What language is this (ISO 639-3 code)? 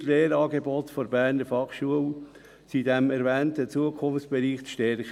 gsw